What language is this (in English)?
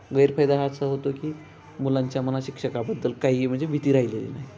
Marathi